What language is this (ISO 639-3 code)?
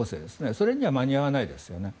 jpn